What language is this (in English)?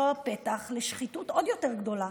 Hebrew